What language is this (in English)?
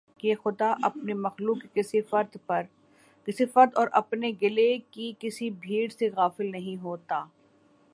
Urdu